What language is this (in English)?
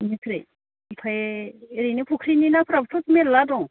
Bodo